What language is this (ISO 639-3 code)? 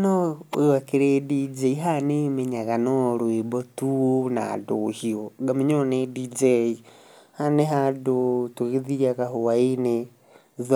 kik